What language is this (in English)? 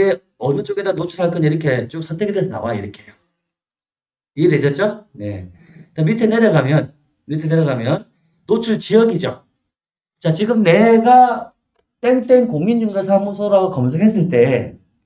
Korean